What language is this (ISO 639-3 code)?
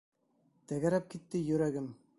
bak